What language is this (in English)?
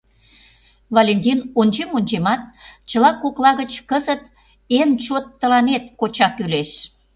Mari